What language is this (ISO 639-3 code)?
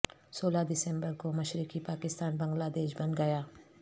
urd